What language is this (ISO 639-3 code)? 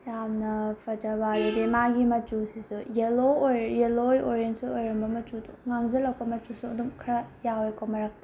mni